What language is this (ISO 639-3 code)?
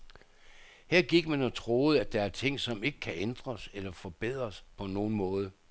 dan